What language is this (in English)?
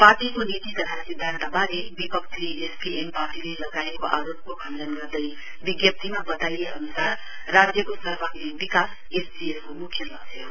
Nepali